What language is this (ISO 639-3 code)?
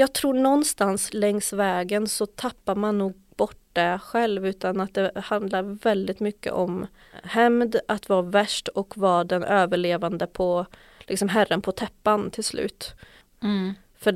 swe